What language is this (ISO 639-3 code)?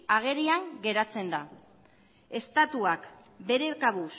eus